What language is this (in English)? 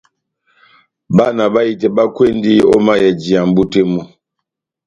Batanga